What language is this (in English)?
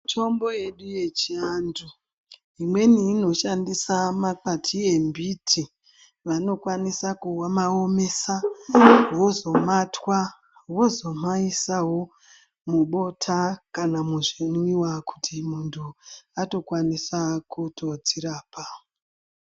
Ndau